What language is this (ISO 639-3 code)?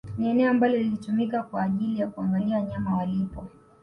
swa